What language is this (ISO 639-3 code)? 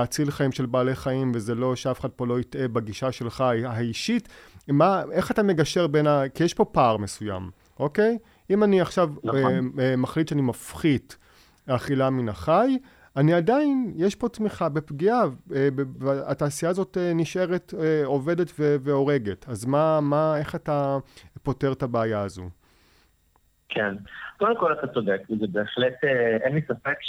heb